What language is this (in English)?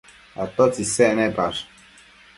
Matsés